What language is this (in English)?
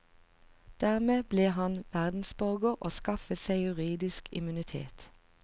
Norwegian